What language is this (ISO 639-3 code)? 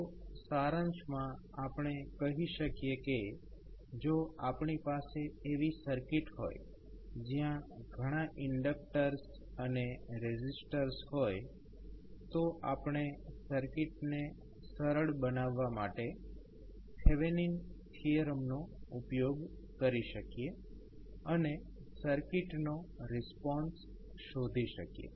guj